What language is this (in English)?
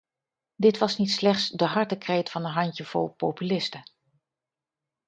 Dutch